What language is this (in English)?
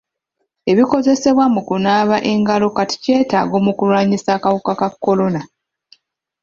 Ganda